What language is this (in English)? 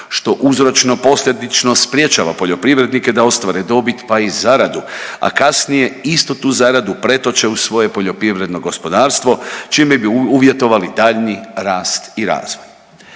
Croatian